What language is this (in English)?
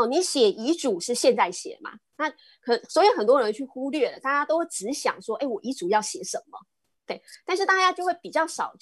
Chinese